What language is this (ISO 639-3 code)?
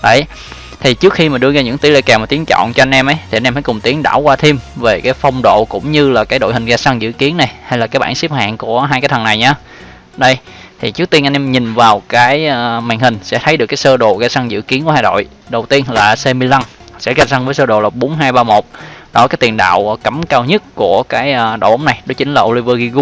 vie